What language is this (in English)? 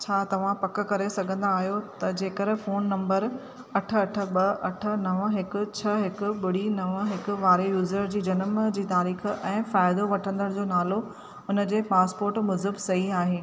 Sindhi